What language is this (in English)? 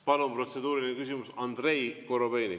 Estonian